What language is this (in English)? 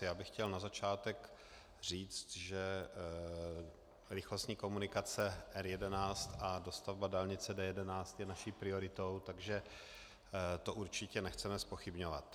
Czech